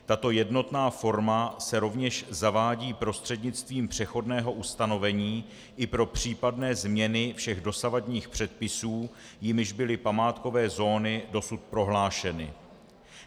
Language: Czech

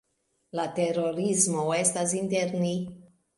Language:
Esperanto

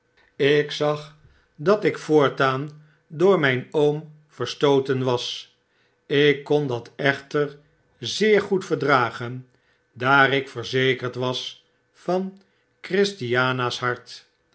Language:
Dutch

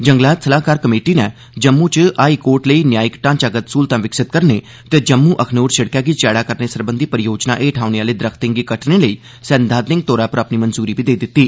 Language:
Dogri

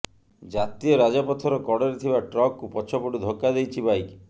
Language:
Odia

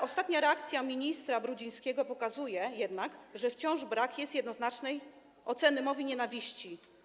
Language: Polish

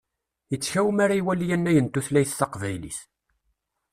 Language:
Kabyle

